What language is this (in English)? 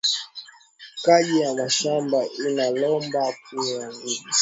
Swahili